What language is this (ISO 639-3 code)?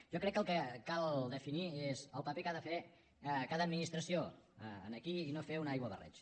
cat